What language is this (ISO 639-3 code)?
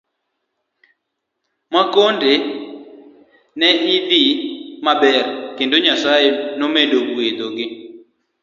luo